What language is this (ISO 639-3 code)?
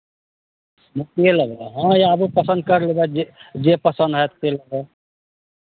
mai